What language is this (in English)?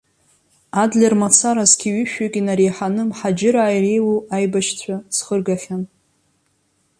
Abkhazian